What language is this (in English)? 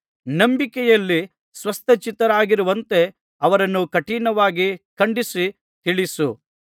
Kannada